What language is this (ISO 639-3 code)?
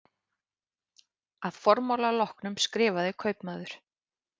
isl